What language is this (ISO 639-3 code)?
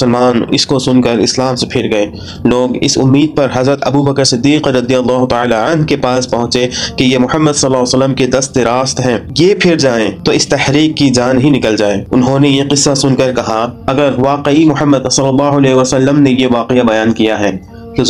urd